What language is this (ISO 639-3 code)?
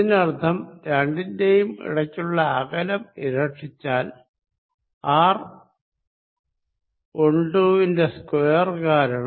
mal